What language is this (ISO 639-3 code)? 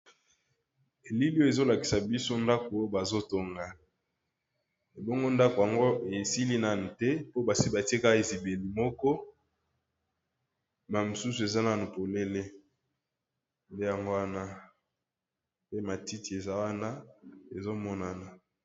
lin